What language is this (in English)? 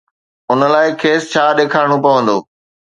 Sindhi